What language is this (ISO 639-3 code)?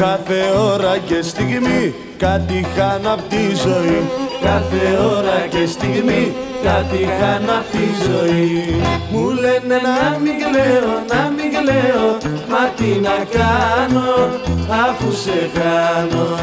ell